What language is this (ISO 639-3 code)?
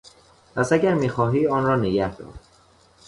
fas